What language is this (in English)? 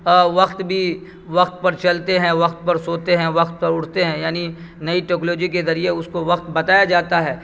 Urdu